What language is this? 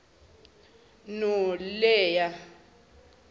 Zulu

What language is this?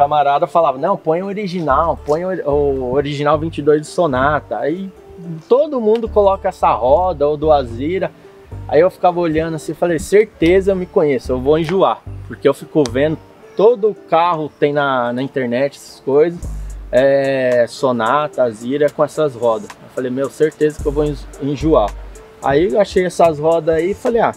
Portuguese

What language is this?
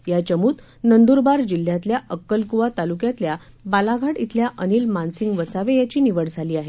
Marathi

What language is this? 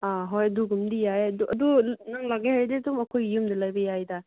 Manipuri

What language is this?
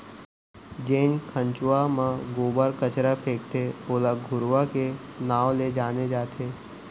Chhattisgarhi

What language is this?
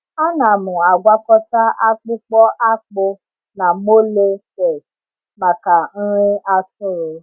Igbo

